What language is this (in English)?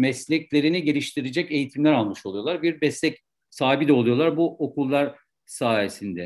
Turkish